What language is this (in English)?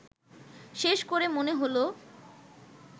Bangla